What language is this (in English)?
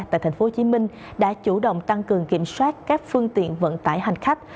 Vietnamese